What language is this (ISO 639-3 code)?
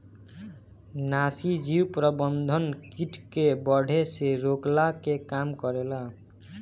bho